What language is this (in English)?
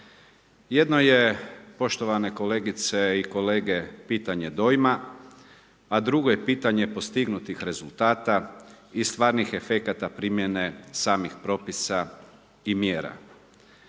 Croatian